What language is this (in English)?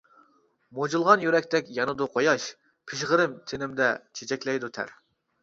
Uyghur